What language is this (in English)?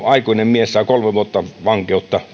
Finnish